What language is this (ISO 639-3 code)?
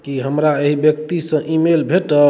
mai